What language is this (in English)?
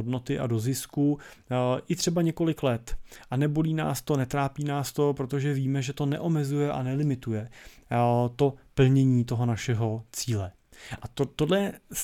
Czech